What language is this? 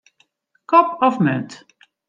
Western Frisian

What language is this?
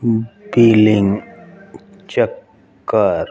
Punjabi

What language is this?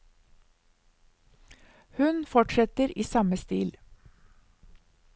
Norwegian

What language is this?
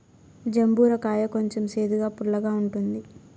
Telugu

